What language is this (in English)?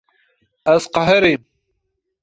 Kurdish